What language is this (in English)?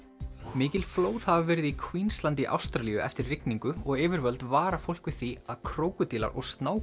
Icelandic